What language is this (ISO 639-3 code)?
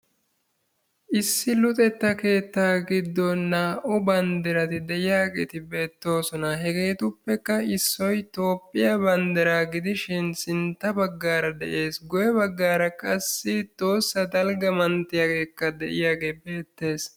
wal